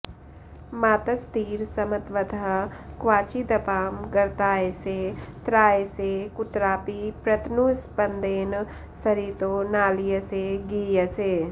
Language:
Sanskrit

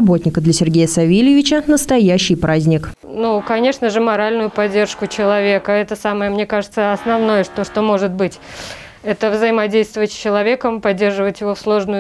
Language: Russian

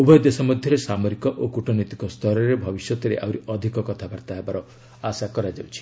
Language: Odia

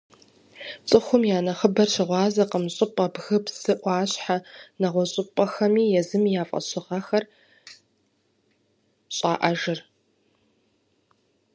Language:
Kabardian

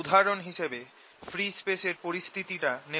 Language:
Bangla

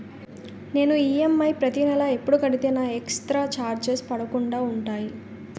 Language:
Telugu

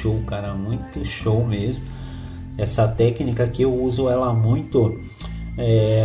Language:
Portuguese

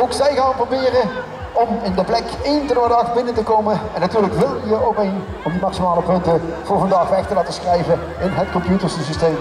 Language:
Dutch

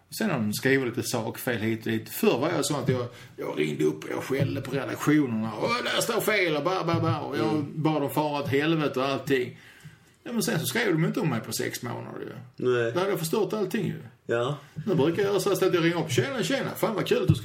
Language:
Swedish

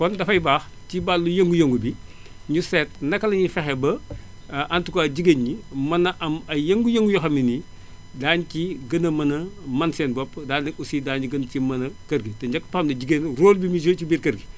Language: Wolof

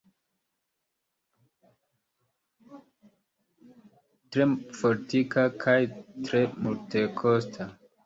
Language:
Esperanto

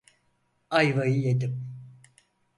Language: Turkish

